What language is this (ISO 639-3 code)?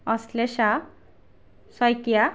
asm